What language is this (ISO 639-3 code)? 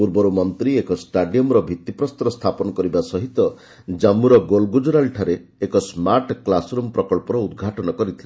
ori